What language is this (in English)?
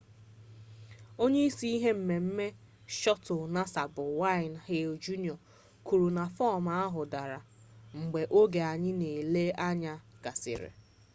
Igbo